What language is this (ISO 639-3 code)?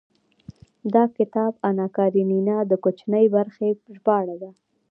pus